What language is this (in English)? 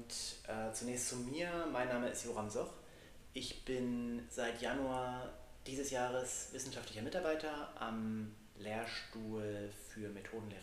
German